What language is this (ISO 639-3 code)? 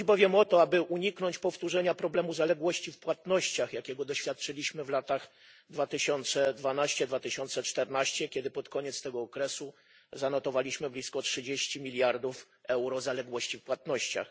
pol